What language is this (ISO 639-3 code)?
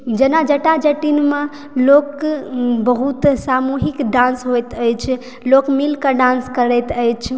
mai